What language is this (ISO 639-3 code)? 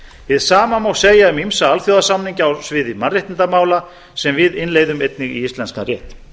isl